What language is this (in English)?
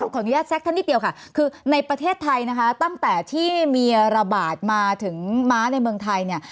Thai